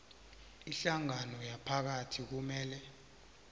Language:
South Ndebele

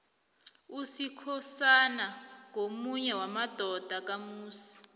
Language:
South Ndebele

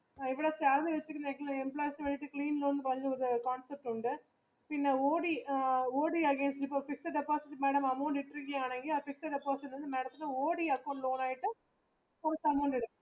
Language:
Malayalam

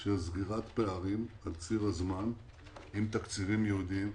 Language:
Hebrew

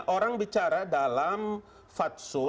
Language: Indonesian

